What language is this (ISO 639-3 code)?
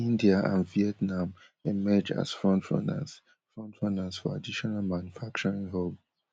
pcm